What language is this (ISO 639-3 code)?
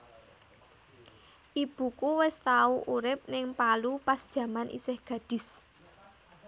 jav